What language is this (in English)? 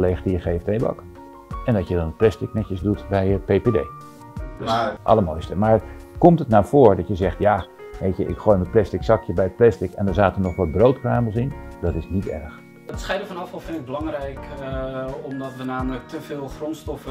Dutch